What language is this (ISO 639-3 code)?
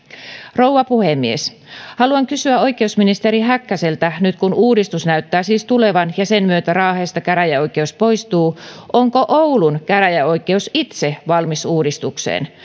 fin